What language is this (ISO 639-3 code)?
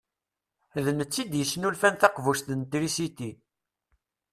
kab